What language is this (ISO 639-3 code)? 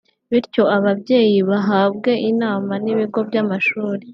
kin